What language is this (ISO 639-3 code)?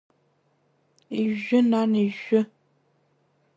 abk